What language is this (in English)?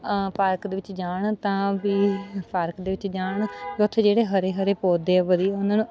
Punjabi